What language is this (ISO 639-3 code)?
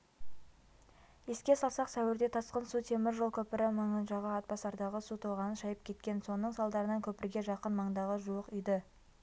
kaz